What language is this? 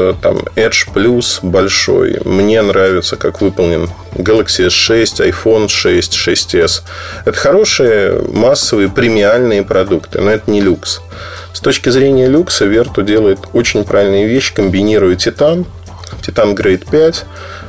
Russian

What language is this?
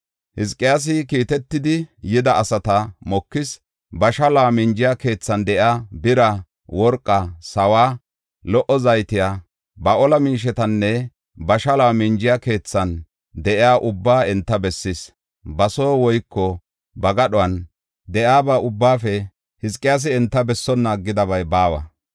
Gofa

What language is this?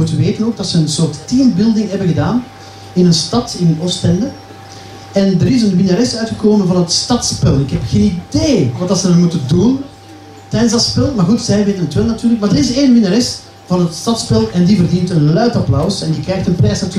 Dutch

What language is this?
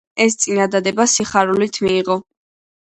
Georgian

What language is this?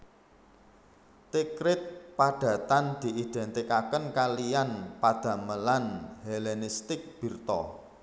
Javanese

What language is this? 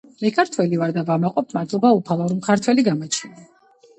Georgian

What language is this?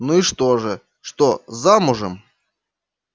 Russian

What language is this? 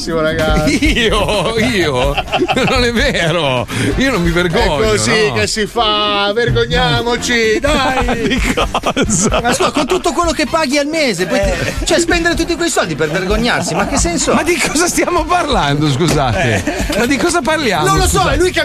Italian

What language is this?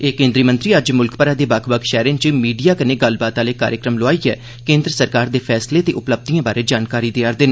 Dogri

